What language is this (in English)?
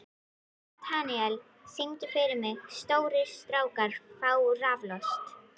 Icelandic